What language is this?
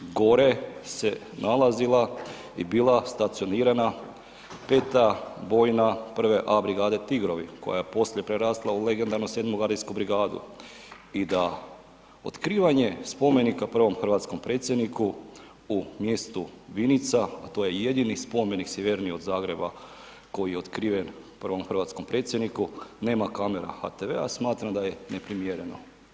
Croatian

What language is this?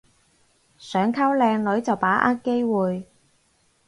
Cantonese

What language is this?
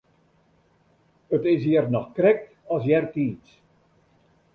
Western Frisian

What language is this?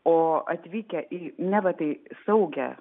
Lithuanian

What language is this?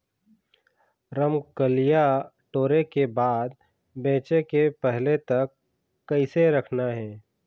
Chhattisgarhi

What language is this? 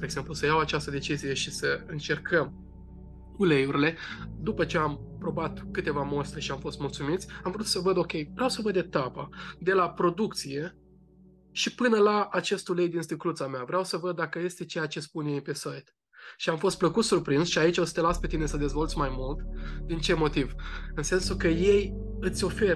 Romanian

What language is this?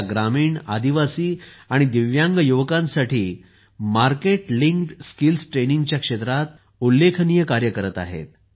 Marathi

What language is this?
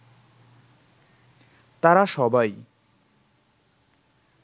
Bangla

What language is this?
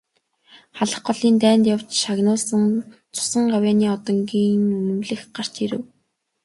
Mongolian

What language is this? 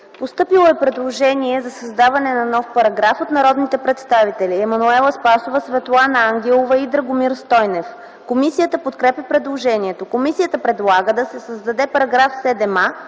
Bulgarian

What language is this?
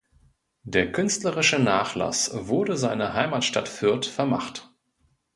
German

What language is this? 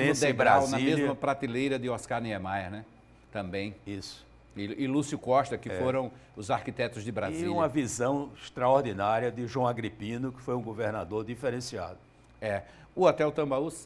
Portuguese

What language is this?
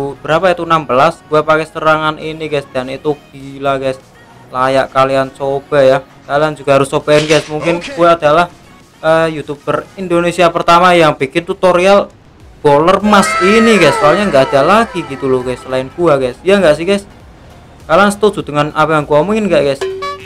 Indonesian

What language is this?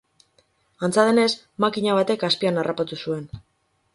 Basque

